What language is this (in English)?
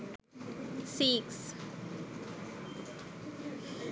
Sinhala